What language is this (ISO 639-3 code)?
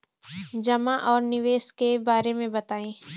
bho